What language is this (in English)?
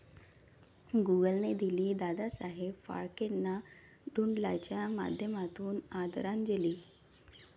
Marathi